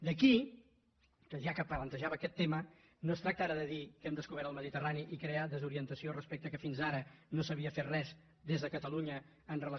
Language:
Catalan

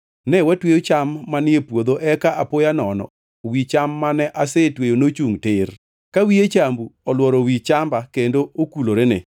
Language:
Luo (Kenya and Tanzania)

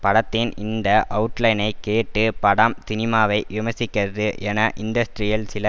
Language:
Tamil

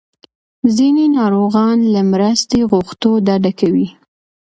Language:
Pashto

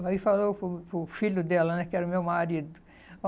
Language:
Portuguese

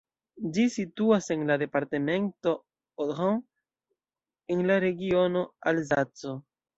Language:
Esperanto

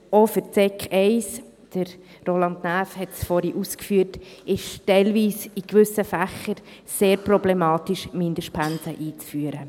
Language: Swiss German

